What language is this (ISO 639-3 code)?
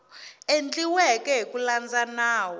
tso